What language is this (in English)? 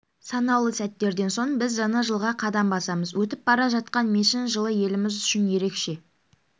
Kazakh